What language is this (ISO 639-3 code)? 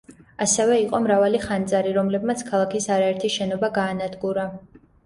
kat